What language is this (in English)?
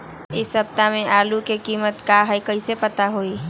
Magahi